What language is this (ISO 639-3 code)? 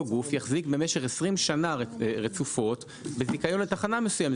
heb